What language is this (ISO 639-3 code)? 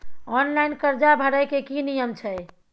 mai